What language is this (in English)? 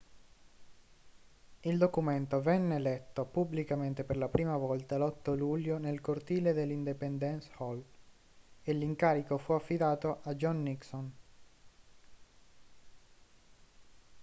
Italian